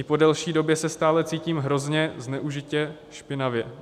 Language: Czech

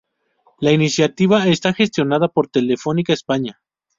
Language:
Spanish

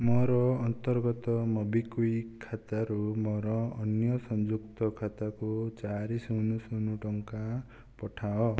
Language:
Odia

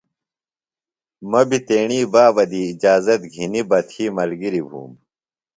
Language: Phalura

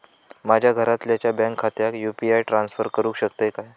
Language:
Marathi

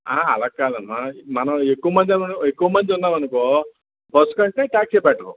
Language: Telugu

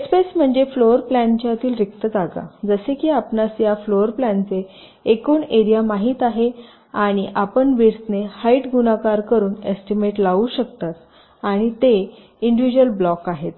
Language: Marathi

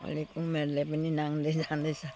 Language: Nepali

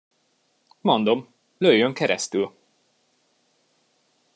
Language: Hungarian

